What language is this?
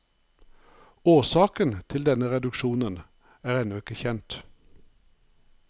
Norwegian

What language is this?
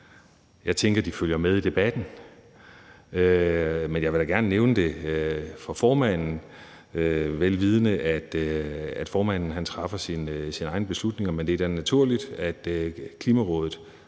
Danish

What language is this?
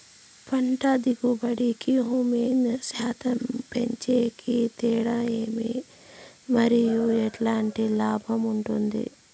Telugu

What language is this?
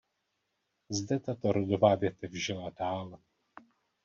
Czech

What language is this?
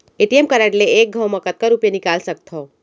Chhattisgarhi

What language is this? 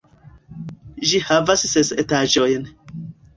Esperanto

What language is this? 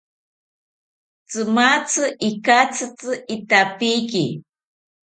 South Ucayali Ashéninka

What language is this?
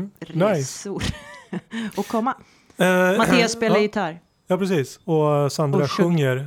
Swedish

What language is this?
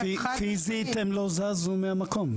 Hebrew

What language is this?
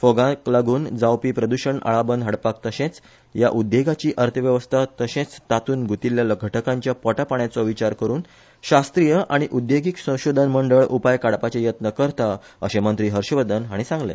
Konkani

